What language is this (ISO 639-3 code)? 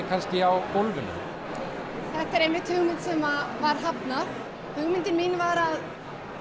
isl